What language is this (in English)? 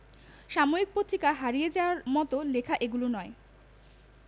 Bangla